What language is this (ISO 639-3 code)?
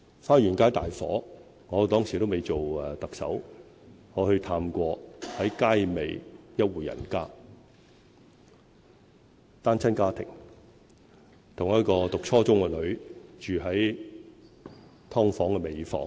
yue